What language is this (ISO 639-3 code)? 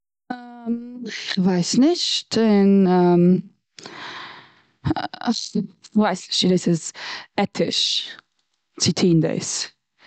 yid